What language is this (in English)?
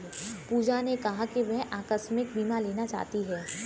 Hindi